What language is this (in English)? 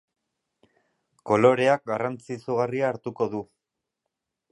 Basque